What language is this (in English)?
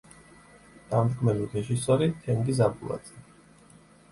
Georgian